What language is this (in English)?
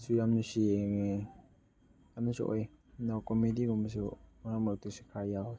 Manipuri